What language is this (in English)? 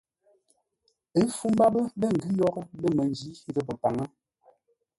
Ngombale